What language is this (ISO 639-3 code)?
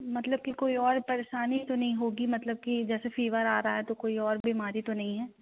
hin